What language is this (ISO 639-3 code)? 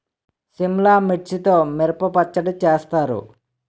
tel